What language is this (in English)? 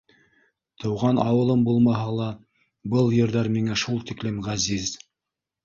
Bashkir